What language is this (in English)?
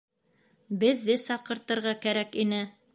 Bashkir